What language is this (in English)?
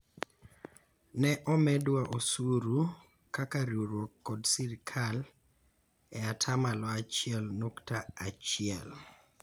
Luo (Kenya and Tanzania)